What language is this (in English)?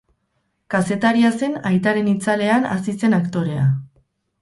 Basque